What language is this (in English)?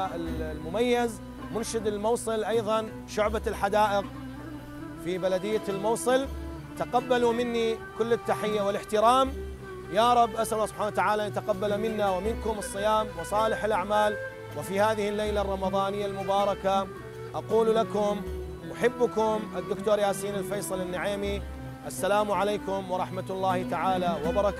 Arabic